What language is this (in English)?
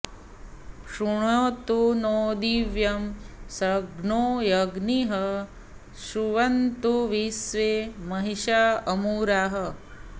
Sanskrit